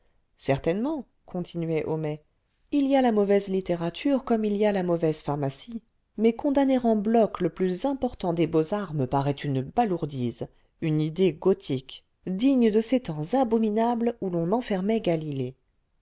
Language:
French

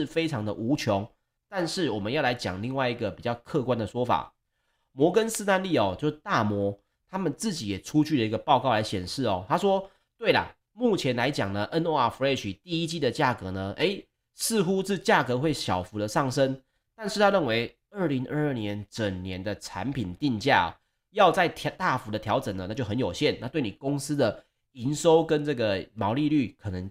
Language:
Chinese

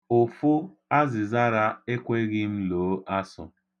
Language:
Igbo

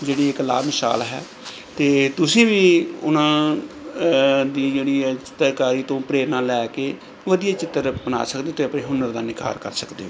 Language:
Punjabi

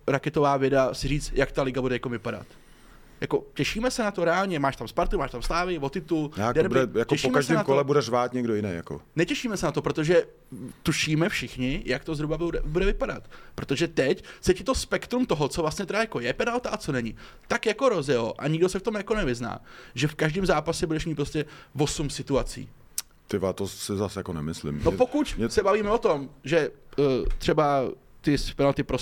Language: Czech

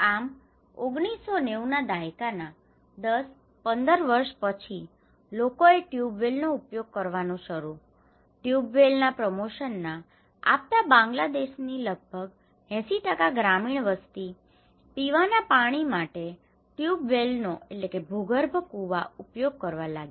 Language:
Gujarati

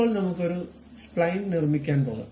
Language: Malayalam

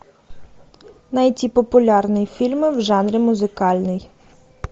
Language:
Russian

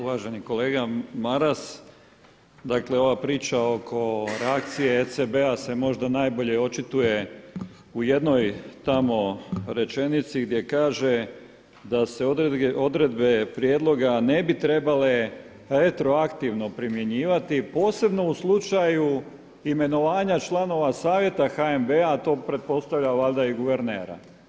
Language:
Croatian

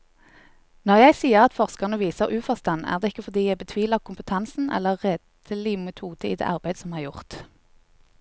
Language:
Norwegian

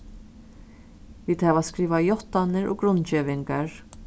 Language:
Faroese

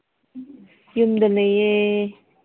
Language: Manipuri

